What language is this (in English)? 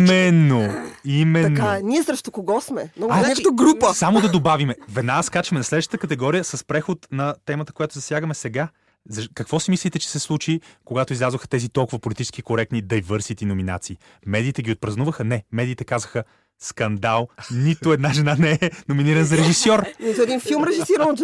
Bulgarian